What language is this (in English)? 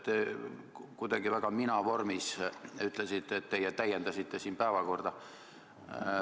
Estonian